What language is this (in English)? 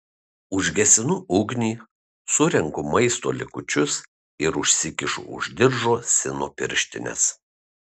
Lithuanian